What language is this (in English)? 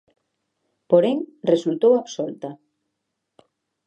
Galician